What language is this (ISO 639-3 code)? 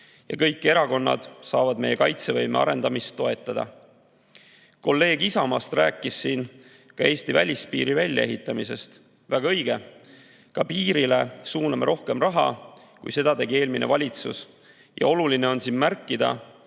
est